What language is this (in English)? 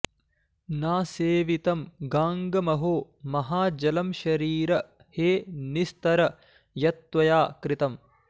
Sanskrit